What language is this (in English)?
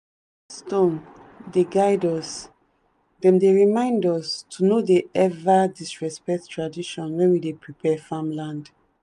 Nigerian Pidgin